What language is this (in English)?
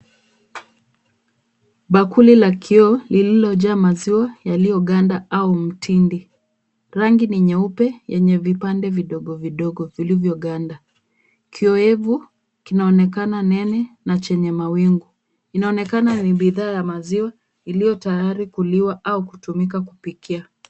Swahili